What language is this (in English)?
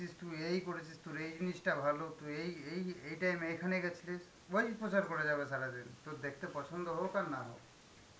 Bangla